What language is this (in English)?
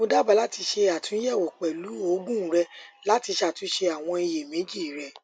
Yoruba